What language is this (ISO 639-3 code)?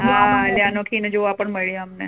guj